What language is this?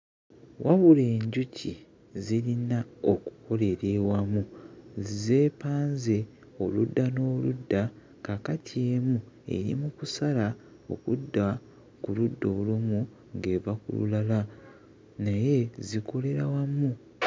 Ganda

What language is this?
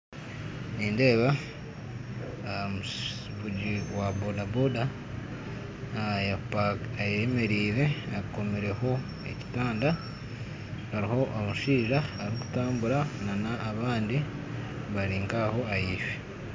Nyankole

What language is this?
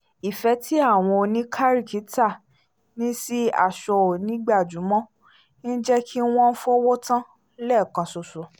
Yoruba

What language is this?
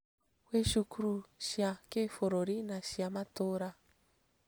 Kikuyu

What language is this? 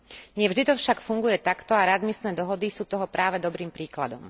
Slovak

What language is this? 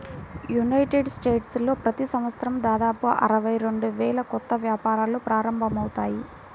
Telugu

